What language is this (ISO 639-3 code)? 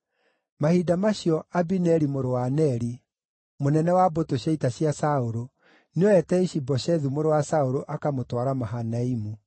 kik